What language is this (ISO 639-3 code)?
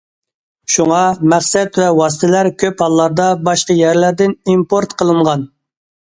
uig